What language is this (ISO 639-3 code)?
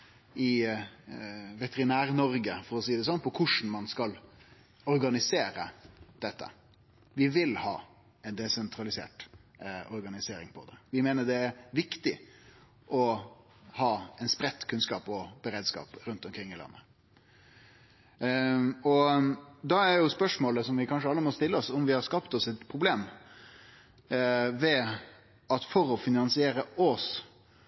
nno